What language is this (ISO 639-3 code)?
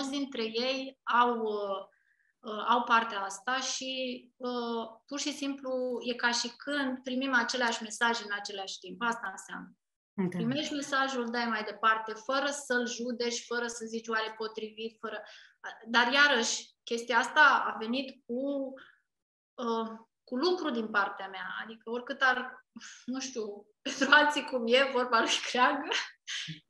ron